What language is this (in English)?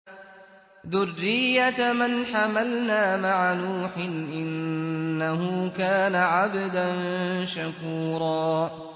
Arabic